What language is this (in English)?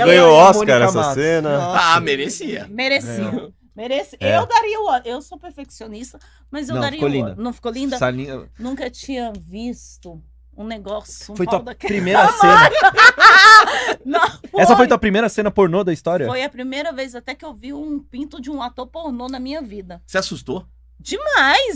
Portuguese